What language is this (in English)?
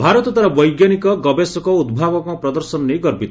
Odia